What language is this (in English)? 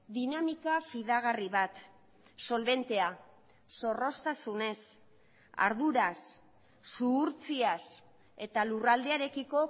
Basque